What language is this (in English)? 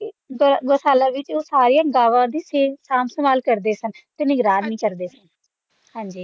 Punjabi